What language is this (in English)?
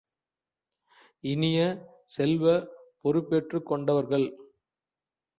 Tamil